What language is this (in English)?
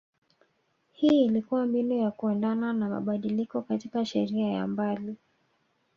Swahili